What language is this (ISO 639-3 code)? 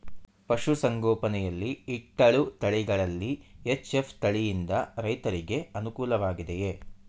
kan